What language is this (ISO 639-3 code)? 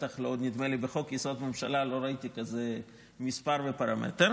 heb